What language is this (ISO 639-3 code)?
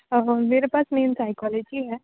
urd